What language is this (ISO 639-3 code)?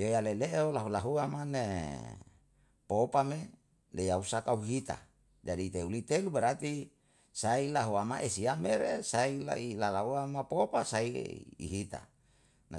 jal